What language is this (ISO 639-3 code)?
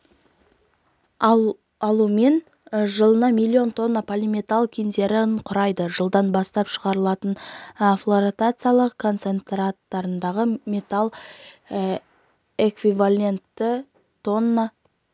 kaz